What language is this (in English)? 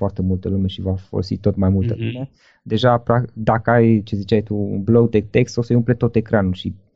Romanian